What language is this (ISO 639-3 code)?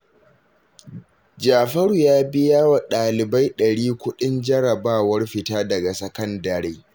hau